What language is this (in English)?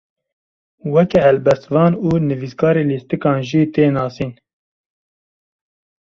Kurdish